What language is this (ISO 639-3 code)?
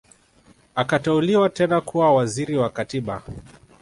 swa